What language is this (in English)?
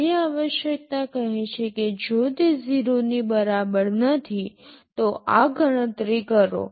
Gujarati